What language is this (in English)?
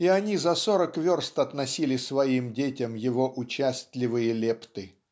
Russian